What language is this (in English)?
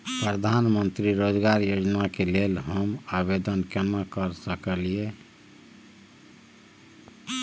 Maithili